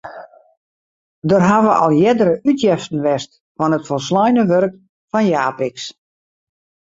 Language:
Western Frisian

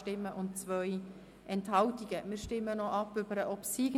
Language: Swiss German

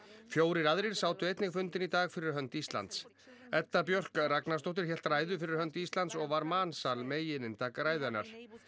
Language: Icelandic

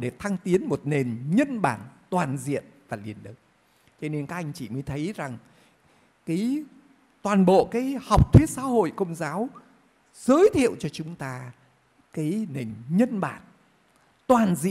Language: Vietnamese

